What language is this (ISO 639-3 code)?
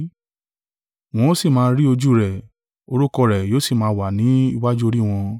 yor